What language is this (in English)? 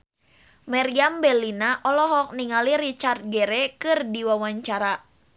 Sundanese